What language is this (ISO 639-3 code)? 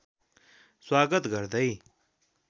nep